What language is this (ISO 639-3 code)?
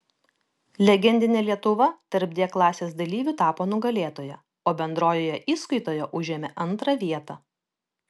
lit